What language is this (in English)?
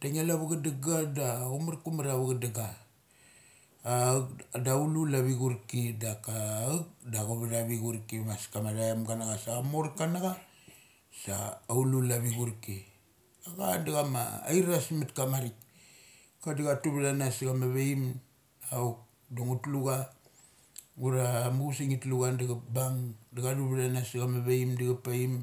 Mali